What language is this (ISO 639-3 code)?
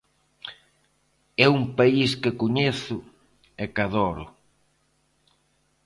glg